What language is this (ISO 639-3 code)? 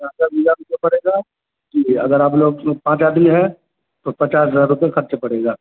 urd